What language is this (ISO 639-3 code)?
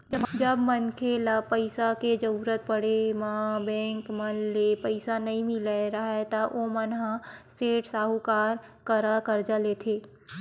hne